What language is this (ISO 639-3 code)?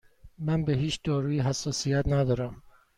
fas